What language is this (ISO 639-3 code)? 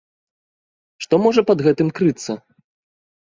bel